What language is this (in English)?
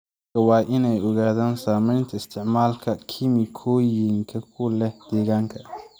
Somali